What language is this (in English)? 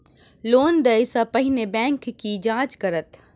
Maithili